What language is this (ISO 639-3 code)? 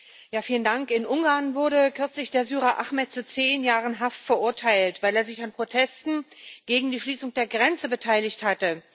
deu